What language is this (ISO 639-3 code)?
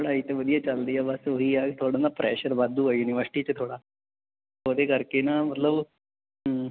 pan